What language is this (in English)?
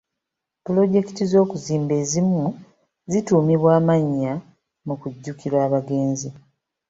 Ganda